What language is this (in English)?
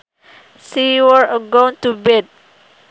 Sundanese